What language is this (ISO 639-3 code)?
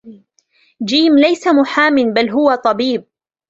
ara